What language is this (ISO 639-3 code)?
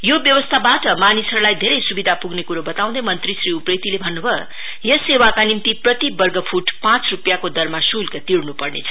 nep